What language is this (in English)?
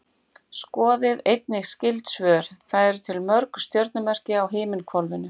Icelandic